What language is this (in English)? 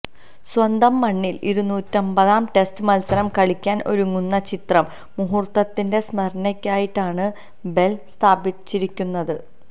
Malayalam